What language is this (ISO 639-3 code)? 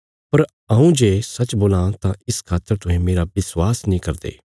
kfs